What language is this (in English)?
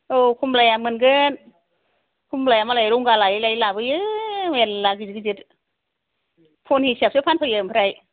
Bodo